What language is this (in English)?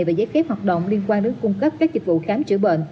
Vietnamese